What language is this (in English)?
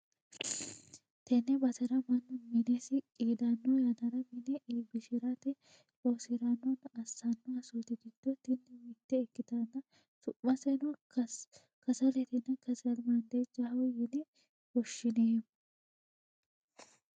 Sidamo